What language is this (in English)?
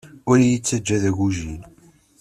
Kabyle